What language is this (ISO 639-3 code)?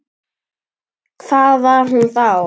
isl